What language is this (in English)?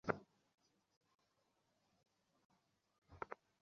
Bangla